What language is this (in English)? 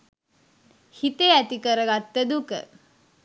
Sinhala